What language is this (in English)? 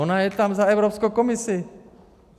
Czech